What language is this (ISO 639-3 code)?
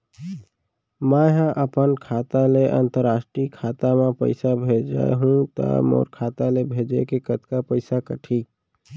hne